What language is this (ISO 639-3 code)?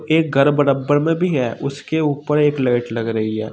hin